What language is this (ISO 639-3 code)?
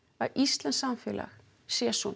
isl